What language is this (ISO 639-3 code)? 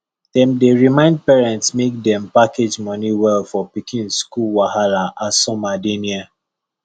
pcm